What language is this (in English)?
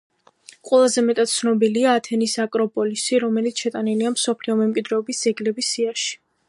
Georgian